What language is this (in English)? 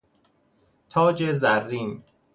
Persian